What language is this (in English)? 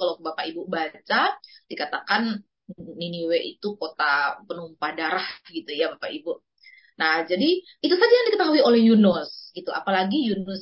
Indonesian